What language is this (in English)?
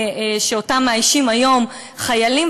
Hebrew